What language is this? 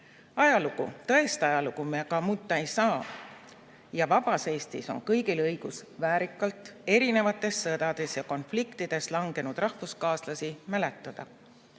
Estonian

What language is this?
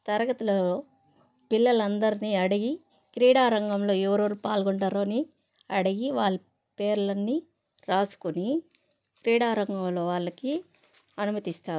Telugu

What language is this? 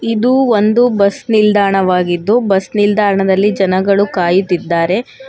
Kannada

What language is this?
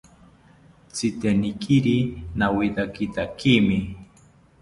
South Ucayali Ashéninka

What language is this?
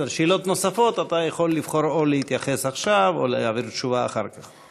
Hebrew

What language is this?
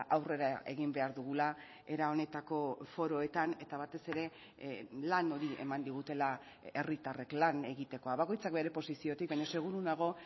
Basque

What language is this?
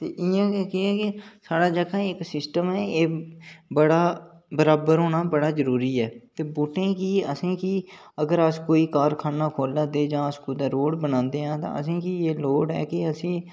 Dogri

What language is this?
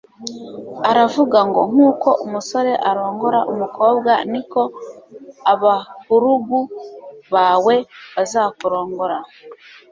Kinyarwanda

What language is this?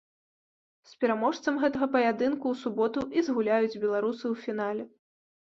Belarusian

